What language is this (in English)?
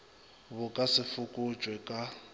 Northern Sotho